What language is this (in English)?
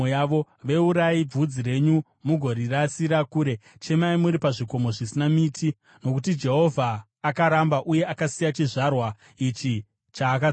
Shona